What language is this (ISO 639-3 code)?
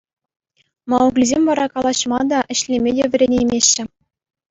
chv